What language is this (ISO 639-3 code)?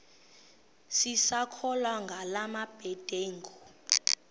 xho